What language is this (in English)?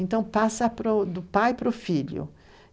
Portuguese